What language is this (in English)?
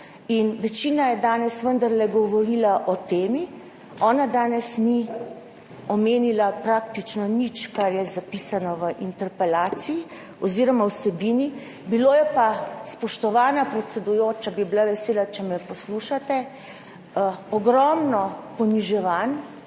Slovenian